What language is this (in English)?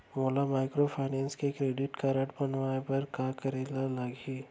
Chhattisgarhi